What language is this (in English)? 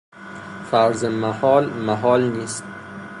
Persian